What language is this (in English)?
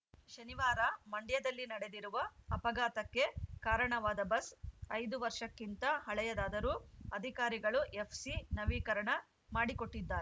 Kannada